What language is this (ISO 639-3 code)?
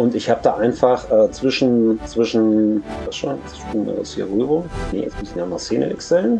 deu